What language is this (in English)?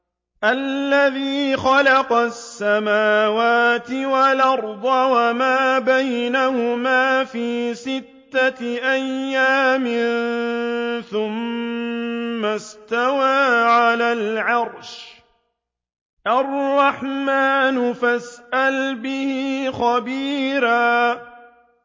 Arabic